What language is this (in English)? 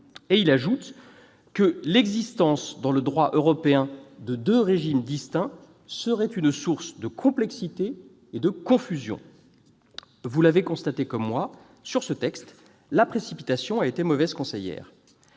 French